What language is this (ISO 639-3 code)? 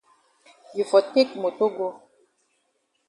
wes